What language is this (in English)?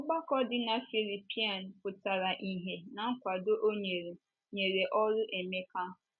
Igbo